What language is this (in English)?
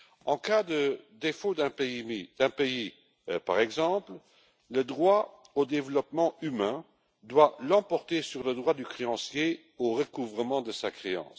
French